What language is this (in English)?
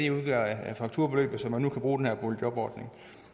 Danish